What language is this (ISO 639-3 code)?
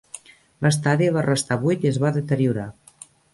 cat